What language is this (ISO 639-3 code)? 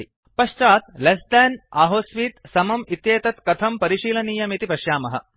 san